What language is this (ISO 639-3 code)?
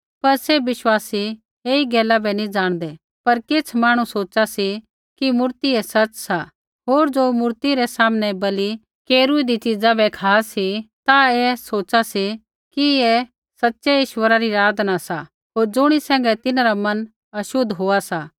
kfx